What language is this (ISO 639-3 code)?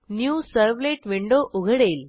mar